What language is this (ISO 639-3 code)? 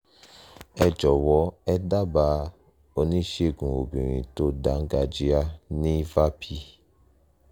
yor